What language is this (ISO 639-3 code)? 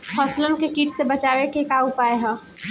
bho